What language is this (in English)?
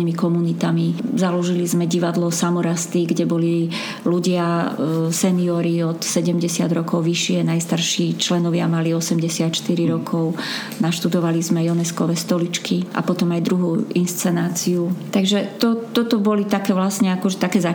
Slovak